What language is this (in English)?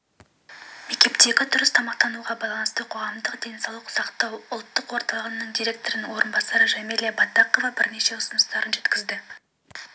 Kazakh